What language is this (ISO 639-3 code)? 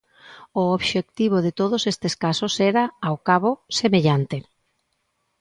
glg